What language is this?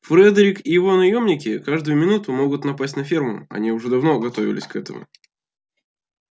Russian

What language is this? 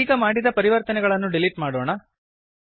Kannada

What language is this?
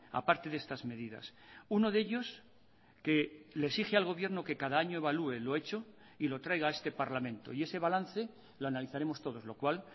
Spanish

